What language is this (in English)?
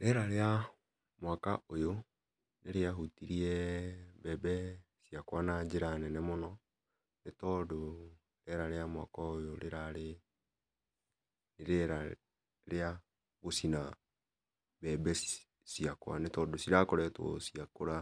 Kikuyu